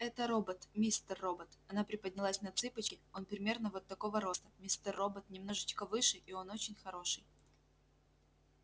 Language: Russian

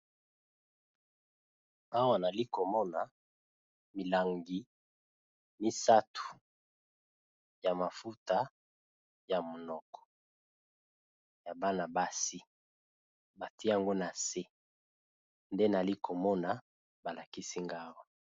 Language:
Lingala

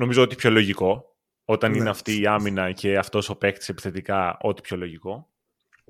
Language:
Greek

